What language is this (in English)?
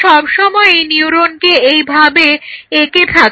Bangla